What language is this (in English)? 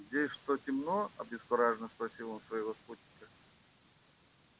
Russian